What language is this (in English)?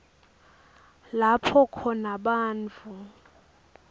Swati